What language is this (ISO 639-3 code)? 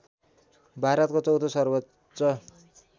nep